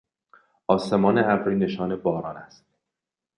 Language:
Persian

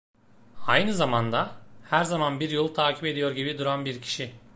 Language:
Turkish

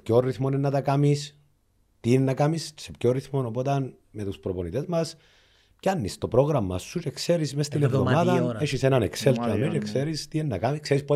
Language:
Greek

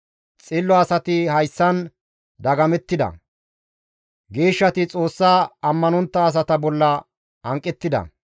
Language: Gamo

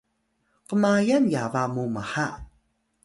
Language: Atayal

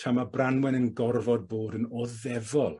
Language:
Welsh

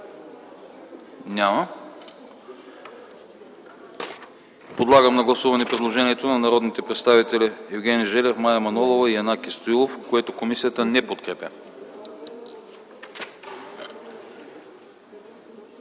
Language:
Bulgarian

